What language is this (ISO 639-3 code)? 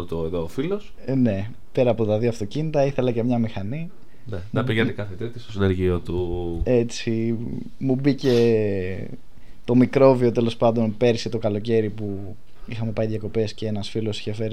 ell